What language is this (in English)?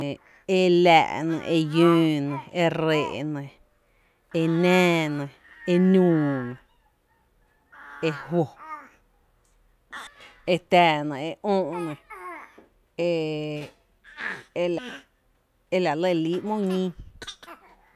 Tepinapa Chinantec